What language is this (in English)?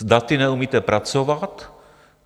Czech